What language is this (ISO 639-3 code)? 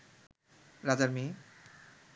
ben